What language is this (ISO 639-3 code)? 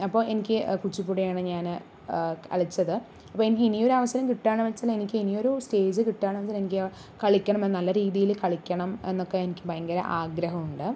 mal